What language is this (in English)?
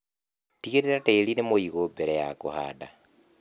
Kikuyu